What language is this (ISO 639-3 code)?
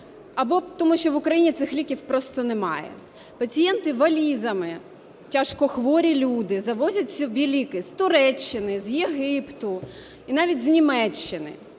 ukr